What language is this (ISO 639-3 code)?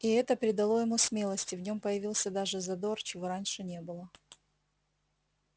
rus